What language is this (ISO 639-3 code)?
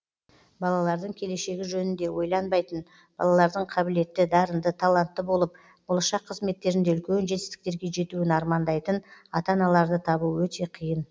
kaz